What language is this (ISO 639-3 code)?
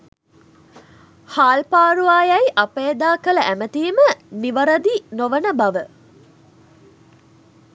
sin